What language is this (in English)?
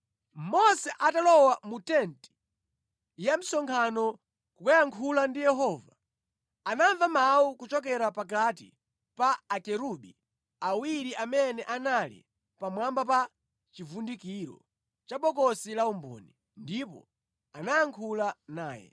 Nyanja